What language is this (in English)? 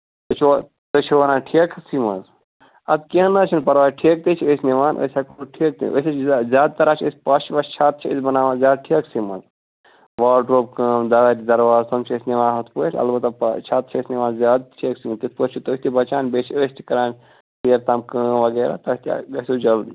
Kashmiri